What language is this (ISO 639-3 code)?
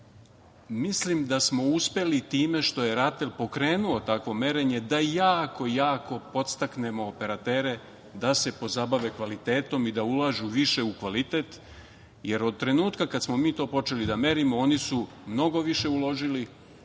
srp